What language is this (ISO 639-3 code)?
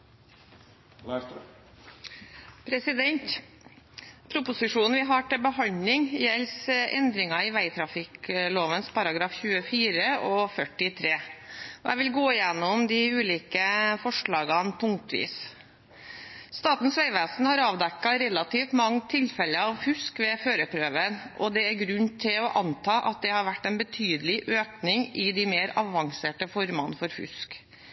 nor